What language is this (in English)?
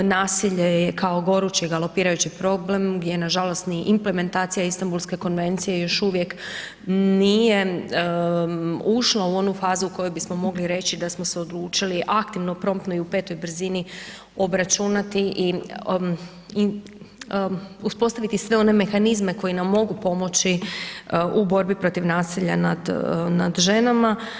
Croatian